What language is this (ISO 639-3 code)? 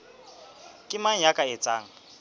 sot